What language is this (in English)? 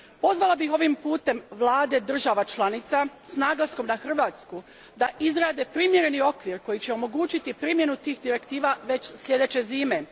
Croatian